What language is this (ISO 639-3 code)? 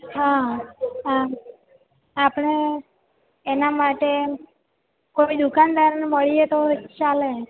guj